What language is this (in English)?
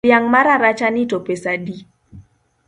Luo (Kenya and Tanzania)